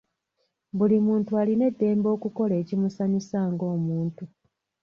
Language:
Ganda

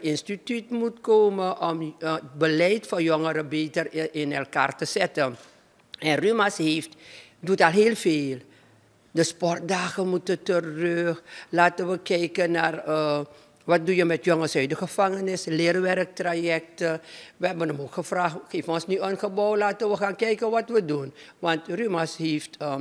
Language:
Dutch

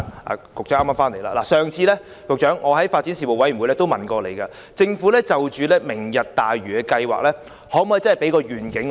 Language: Cantonese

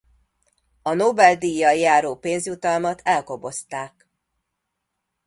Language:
Hungarian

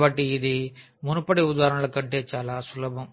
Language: Telugu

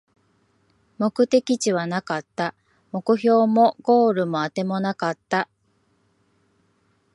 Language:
Japanese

